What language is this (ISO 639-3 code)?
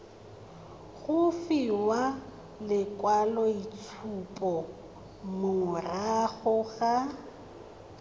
tsn